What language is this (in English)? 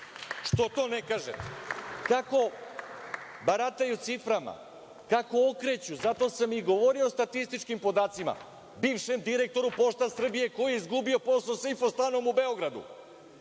Serbian